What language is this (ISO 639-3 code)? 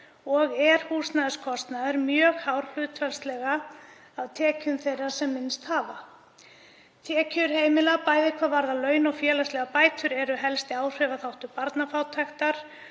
isl